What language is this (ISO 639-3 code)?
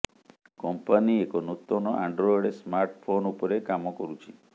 ori